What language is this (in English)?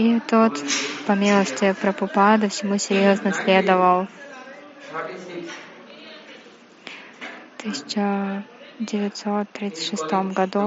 Russian